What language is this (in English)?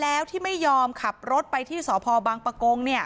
Thai